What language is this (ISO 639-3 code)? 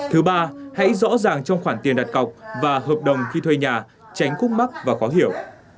vie